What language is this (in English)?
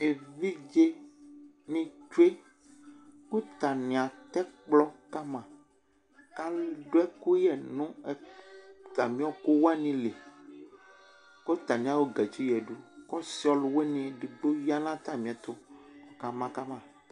Ikposo